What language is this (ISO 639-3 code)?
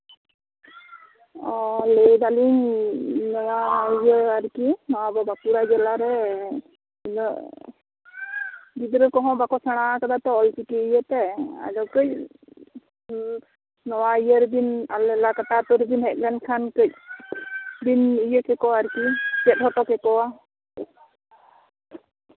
sat